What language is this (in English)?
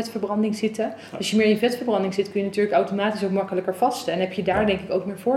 Dutch